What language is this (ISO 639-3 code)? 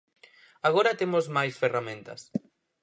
glg